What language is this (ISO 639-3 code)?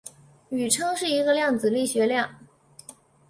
zho